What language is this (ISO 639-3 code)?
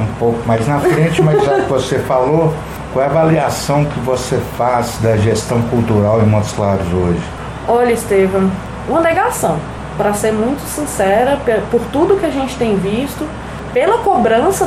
por